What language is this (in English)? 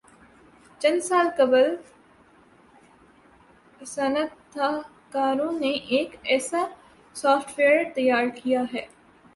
Urdu